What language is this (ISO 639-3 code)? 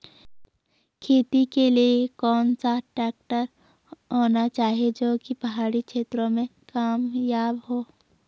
hin